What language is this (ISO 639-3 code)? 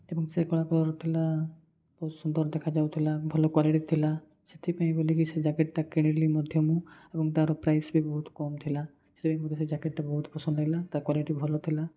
ori